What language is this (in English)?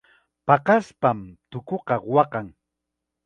Chiquián Ancash Quechua